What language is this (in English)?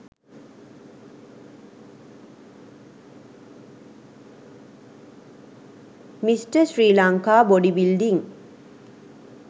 Sinhala